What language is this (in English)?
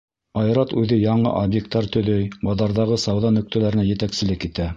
Bashkir